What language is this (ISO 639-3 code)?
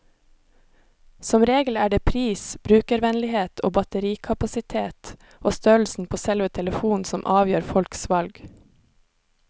nor